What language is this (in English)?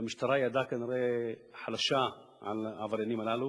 Hebrew